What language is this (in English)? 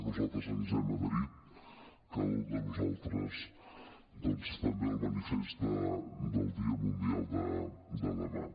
Catalan